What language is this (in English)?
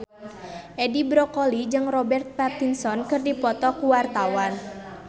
Sundanese